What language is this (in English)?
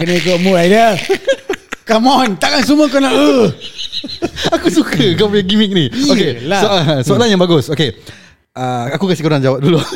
Malay